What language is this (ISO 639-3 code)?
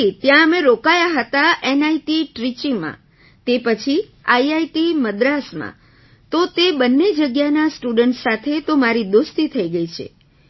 guj